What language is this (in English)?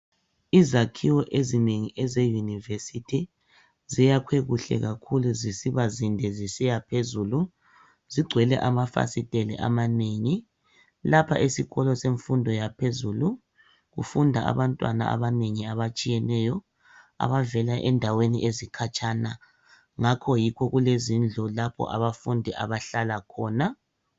North Ndebele